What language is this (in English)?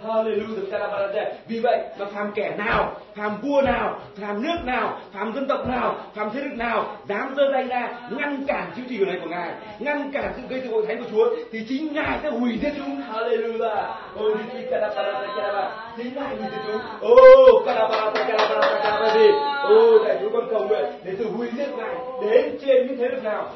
Vietnamese